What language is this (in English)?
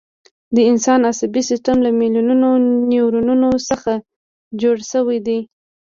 Pashto